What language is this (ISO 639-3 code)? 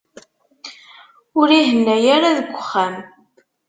kab